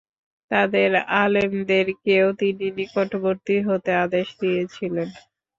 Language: Bangla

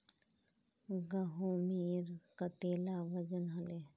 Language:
Magahi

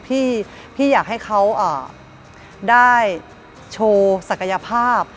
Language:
Thai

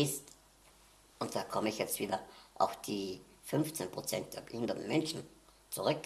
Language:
German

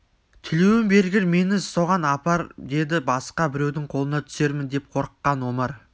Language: Kazakh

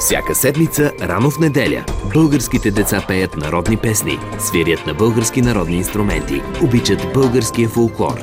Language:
Bulgarian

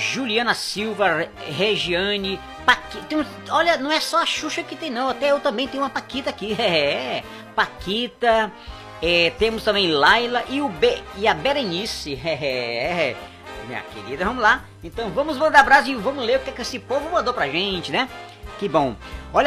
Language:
Portuguese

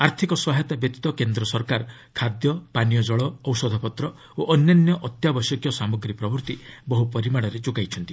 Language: Odia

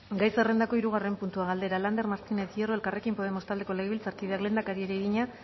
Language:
Basque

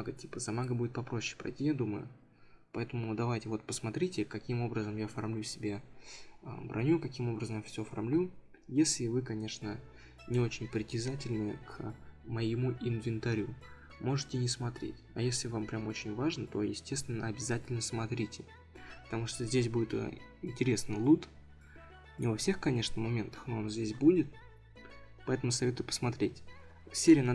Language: Russian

